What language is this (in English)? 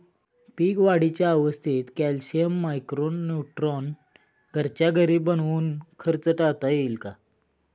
Marathi